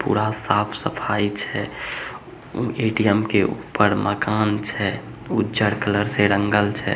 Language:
Magahi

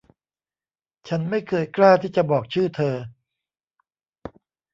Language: Thai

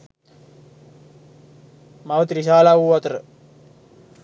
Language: Sinhala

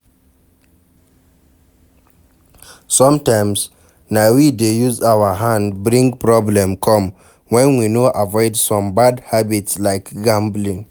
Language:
Nigerian Pidgin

